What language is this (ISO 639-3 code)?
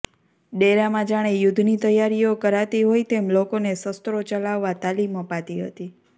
guj